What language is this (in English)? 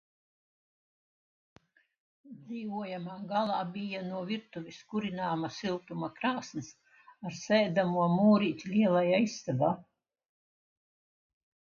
Latvian